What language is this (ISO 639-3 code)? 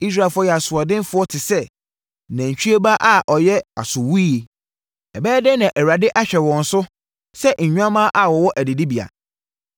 aka